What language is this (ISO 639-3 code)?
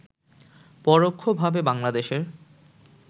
ben